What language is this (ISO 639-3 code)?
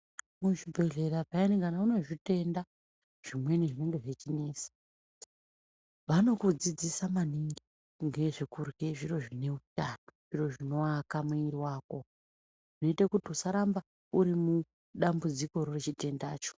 ndc